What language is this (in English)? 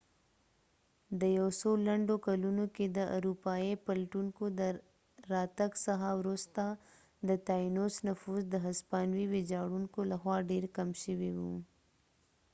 Pashto